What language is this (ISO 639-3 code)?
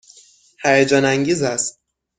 fas